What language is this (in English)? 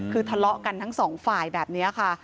Thai